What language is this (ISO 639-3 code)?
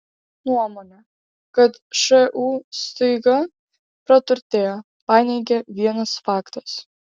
lit